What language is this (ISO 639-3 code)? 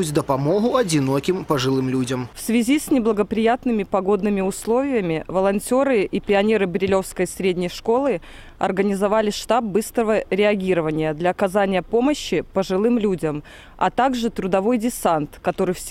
rus